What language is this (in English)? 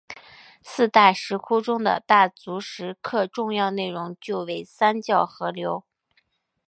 Chinese